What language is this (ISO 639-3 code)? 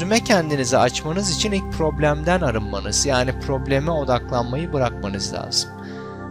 tur